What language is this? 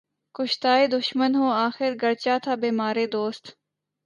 Urdu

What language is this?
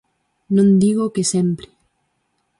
Galician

